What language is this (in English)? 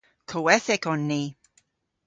Cornish